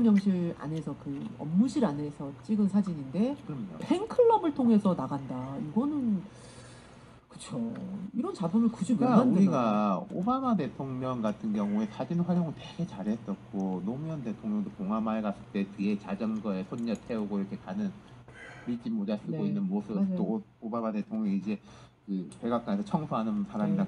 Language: Korean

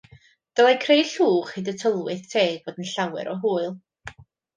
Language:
Welsh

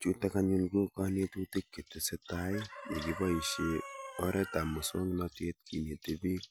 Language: Kalenjin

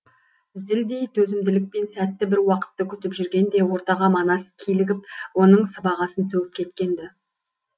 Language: Kazakh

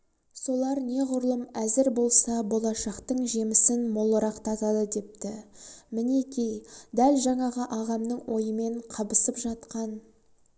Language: Kazakh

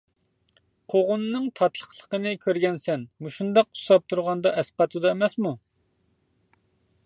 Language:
Uyghur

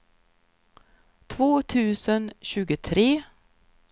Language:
Swedish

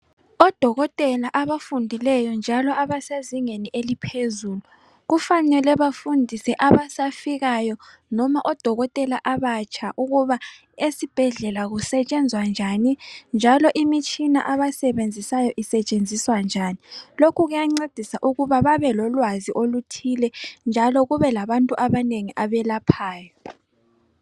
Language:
North Ndebele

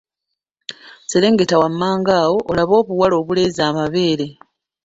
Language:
Ganda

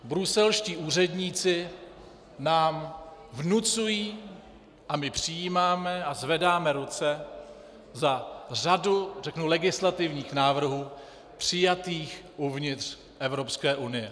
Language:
Czech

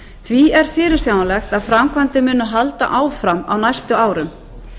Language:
Icelandic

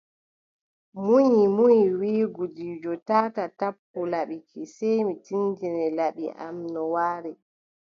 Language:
Adamawa Fulfulde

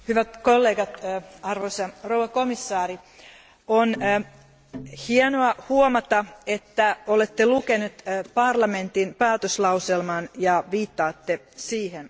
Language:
Finnish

